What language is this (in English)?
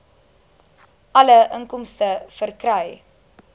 Afrikaans